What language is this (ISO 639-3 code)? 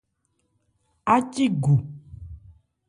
ebr